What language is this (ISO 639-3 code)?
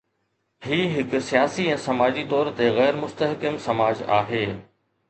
snd